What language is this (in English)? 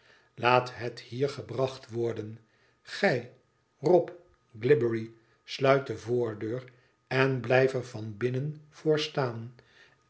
Dutch